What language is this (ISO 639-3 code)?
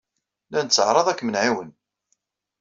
kab